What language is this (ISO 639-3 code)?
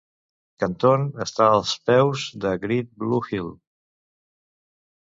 cat